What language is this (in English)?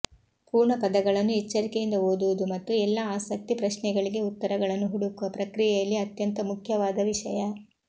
Kannada